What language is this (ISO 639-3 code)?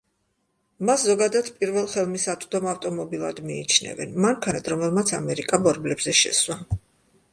kat